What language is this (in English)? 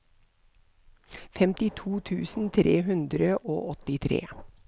Norwegian